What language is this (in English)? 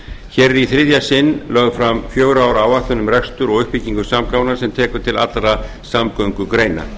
Icelandic